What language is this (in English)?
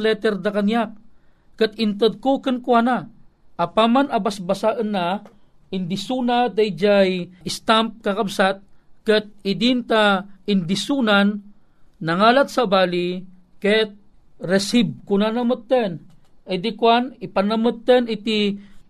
Filipino